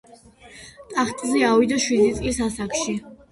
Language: Georgian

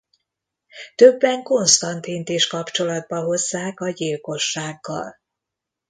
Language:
Hungarian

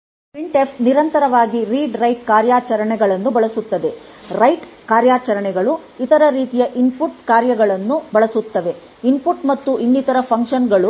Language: Kannada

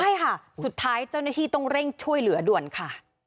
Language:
Thai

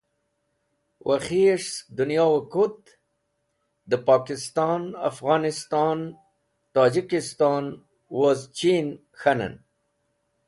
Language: Wakhi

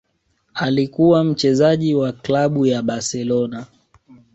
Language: Swahili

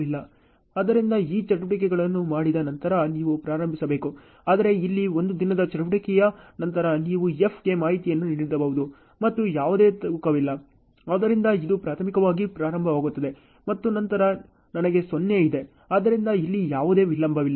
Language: Kannada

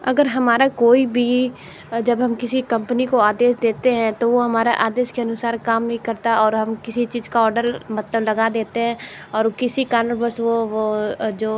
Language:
Hindi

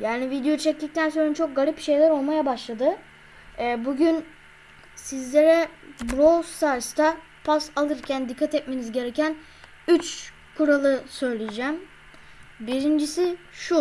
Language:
Turkish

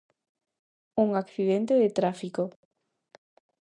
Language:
Galician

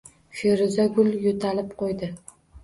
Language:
Uzbek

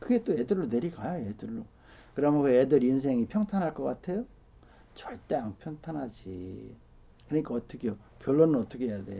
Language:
Korean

